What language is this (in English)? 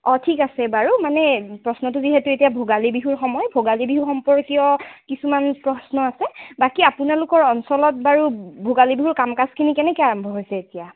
Assamese